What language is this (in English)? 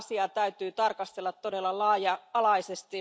Finnish